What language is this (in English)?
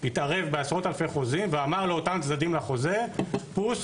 Hebrew